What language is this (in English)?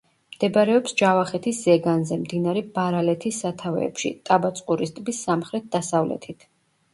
Georgian